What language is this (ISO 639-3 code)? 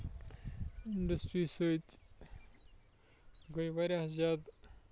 kas